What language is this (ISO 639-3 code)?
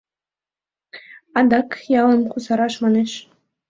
chm